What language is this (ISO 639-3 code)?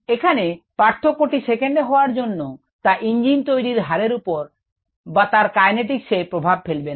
ben